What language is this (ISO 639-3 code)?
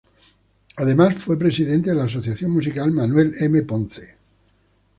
spa